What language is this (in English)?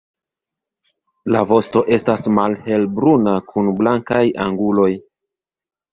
Esperanto